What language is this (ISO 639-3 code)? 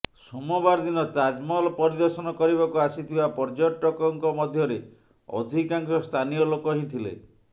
ori